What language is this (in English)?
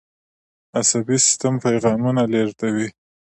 Pashto